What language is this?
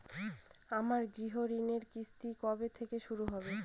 Bangla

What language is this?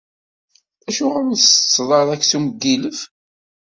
Kabyle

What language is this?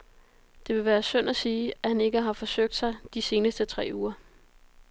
Danish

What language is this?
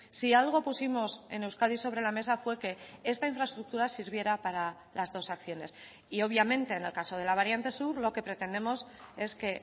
Spanish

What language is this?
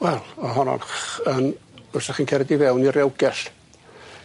Welsh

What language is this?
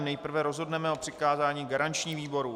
Czech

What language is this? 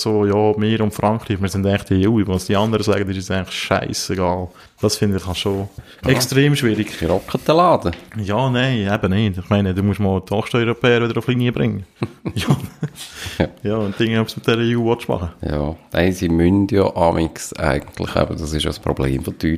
German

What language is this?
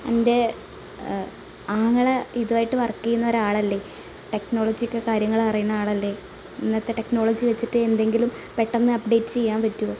Malayalam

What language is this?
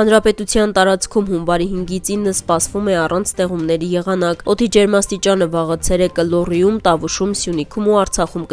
Romanian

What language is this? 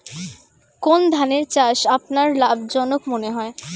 Bangla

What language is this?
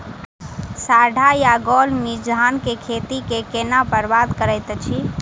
Maithili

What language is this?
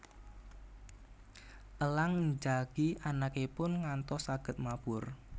Javanese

